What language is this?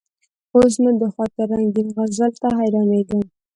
Pashto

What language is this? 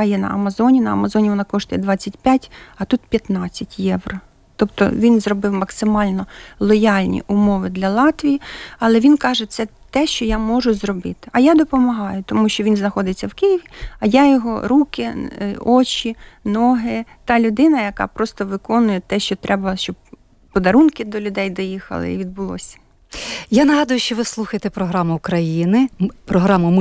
Ukrainian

